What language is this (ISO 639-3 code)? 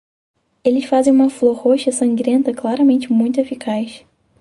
por